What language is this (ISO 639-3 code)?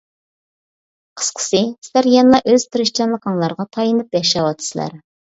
uig